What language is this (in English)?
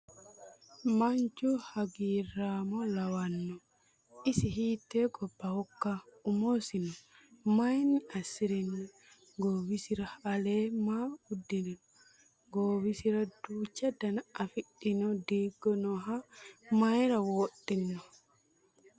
Sidamo